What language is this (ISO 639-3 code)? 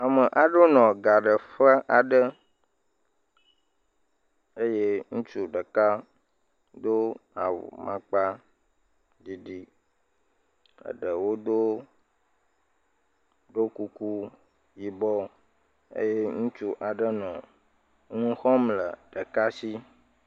ewe